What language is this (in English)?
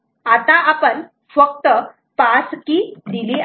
Marathi